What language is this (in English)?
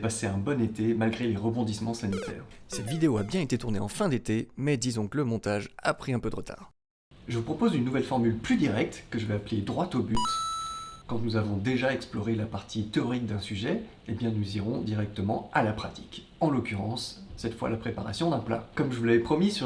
French